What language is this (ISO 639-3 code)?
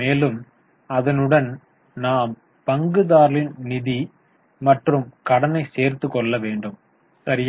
tam